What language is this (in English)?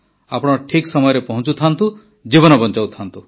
Odia